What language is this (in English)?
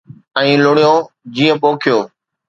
Sindhi